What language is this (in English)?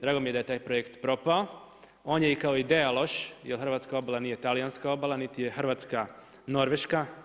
Croatian